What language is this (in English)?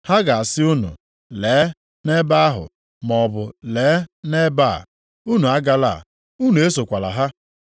Igbo